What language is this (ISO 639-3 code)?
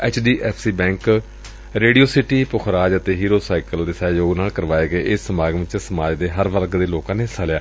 pan